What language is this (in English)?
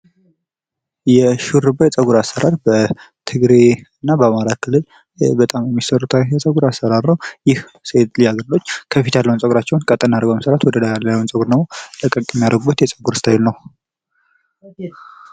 Amharic